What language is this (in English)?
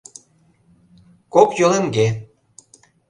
Mari